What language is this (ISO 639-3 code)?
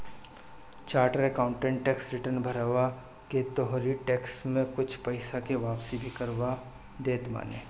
bho